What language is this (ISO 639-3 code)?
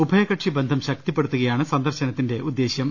mal